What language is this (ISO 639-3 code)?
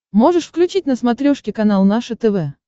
rus